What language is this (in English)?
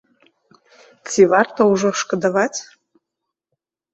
Belarusian